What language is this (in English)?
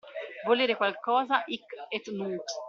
Italian